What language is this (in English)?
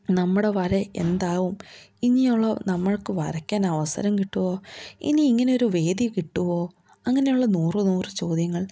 Malayalam